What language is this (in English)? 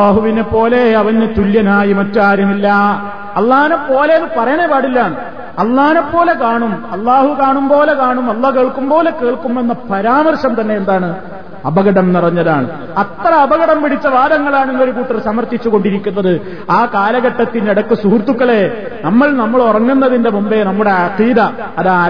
Malayalam